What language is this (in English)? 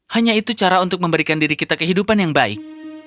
Indonesian